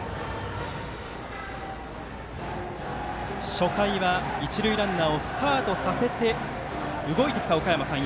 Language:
Japanese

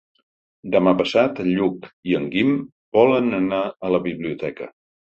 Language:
Catalan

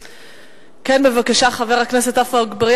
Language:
Hebrew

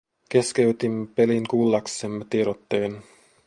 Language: Finnish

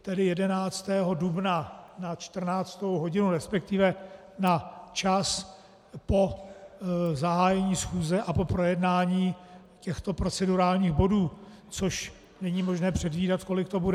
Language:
Czech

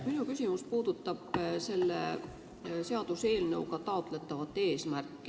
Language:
Estonian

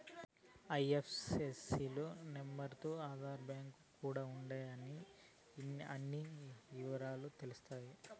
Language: Telugu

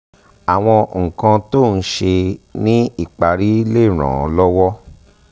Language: Yoruba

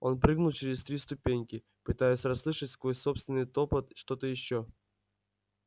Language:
Russian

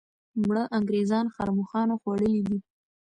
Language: Pashto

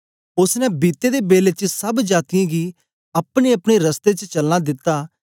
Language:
Dogri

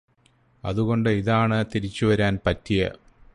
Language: Malayalam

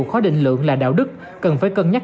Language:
Vietnamese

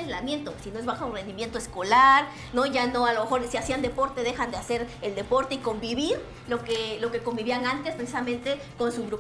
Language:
Spanish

